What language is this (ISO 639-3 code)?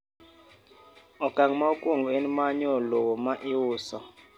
luo